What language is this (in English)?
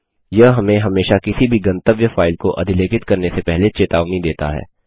Hindi